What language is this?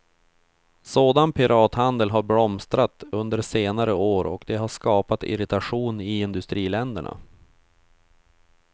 Swedish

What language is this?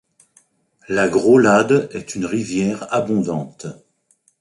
French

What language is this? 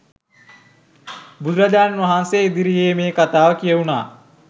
Sinhala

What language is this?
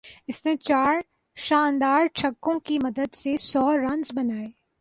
Urdu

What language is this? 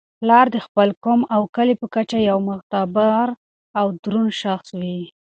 Pashto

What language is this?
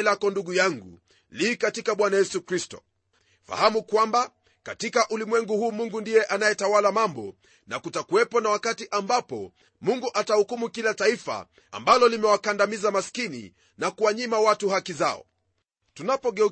Swahili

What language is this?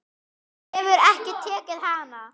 Icelandic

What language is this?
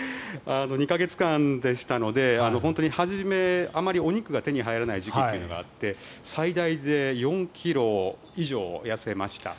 Japanese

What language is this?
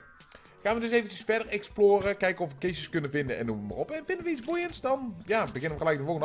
Dutch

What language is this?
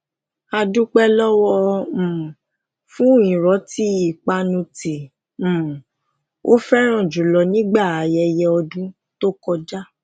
Yoruba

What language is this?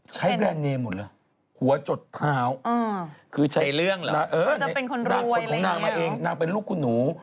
Thai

